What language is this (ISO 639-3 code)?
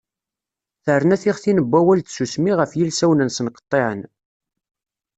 kab